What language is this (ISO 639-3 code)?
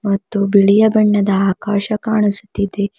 kan